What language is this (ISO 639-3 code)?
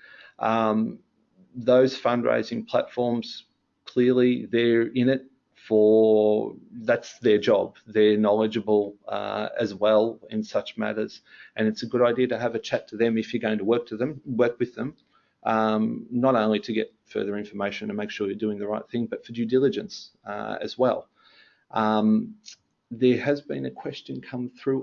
eng